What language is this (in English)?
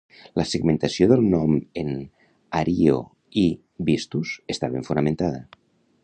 Catalan